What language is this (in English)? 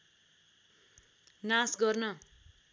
Nepali